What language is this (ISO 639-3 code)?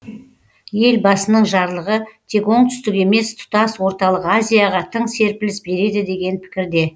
kaz